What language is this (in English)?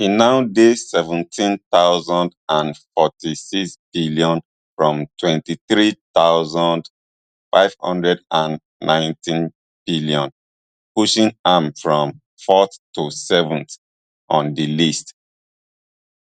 Nigerian Pidgin